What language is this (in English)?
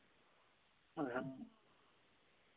Dogri